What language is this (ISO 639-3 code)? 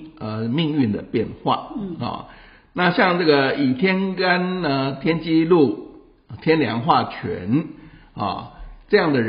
zho